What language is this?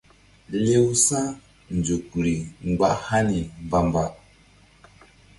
Mbum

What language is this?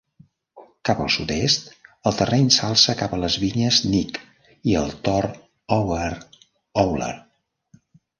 Catalan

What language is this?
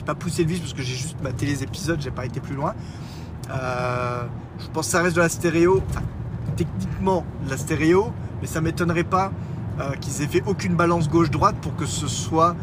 French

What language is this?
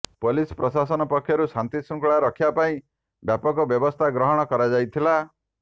Odia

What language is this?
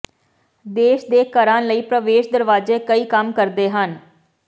Punjabi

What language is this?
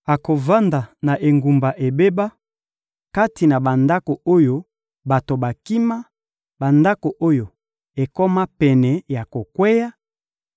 Lingala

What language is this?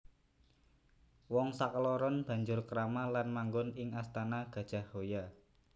Javanese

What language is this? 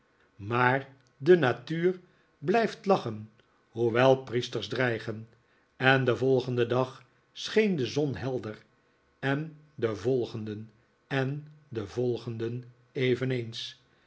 Dutch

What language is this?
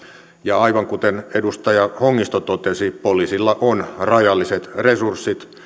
Finnish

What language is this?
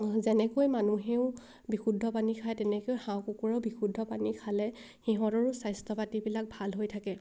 Assamese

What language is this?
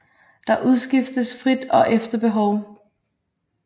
Danish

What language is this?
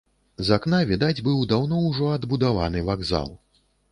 Belarusian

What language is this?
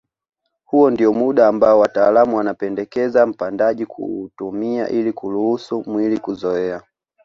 Swahili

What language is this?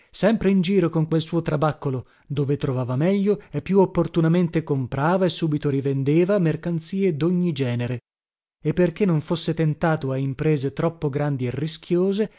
Italian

